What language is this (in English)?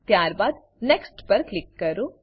Gujarati